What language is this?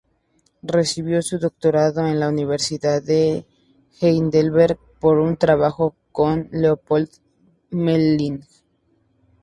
Spanish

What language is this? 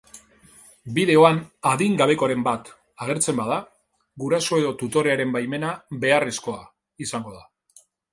Basque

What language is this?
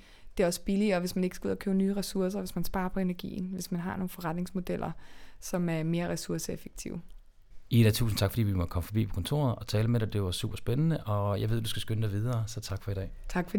Danish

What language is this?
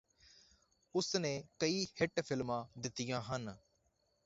Punjabi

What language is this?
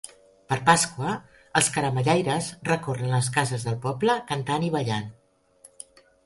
Catalan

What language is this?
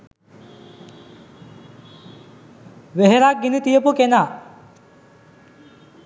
Sinhala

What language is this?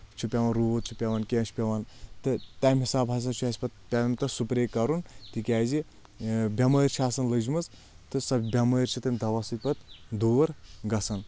Kashmiri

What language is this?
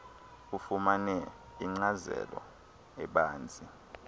Xhosa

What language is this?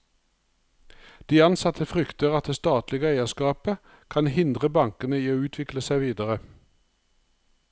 Norwegian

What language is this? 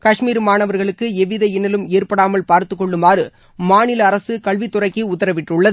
Tamil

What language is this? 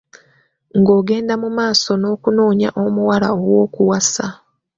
Ganda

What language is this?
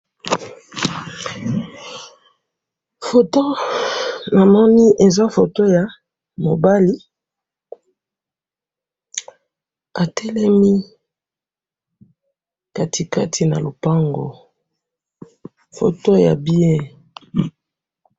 Lingala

